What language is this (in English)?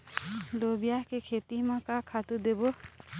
Chhattisgarhi